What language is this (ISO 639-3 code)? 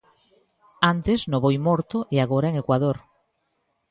glg